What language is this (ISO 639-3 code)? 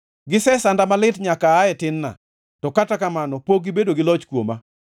luo